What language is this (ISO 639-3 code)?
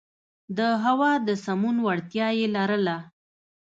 pus